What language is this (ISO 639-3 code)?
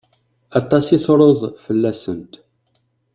kab